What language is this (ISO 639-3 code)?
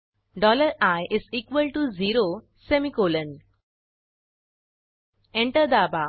mar